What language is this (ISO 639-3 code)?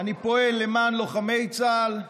heb